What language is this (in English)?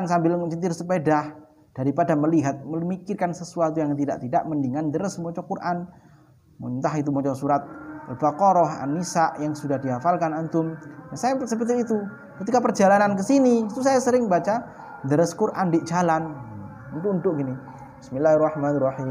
Indonesian